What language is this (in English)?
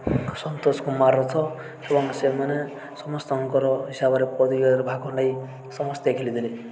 Odia